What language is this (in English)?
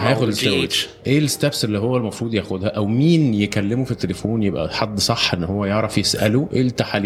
Arabic